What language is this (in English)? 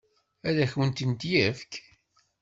Kabyle